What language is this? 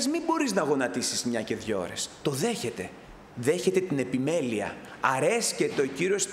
Greek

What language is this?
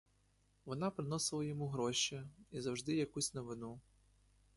Ukrainian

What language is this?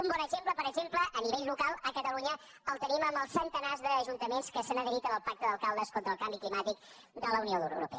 Catalan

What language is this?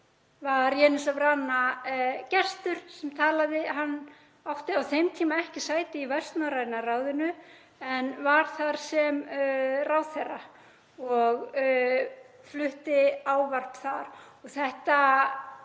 Icelandic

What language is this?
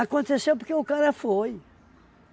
Portuguese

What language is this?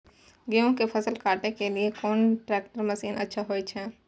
Maithili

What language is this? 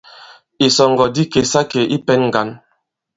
Bankon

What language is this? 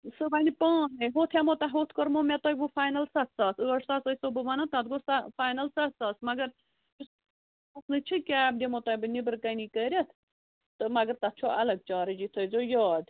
Kashmiri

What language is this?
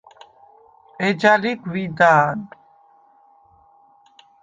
Svan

